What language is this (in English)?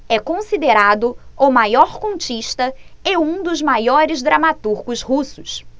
Portuguese